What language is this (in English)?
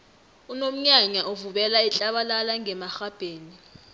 South Ndebele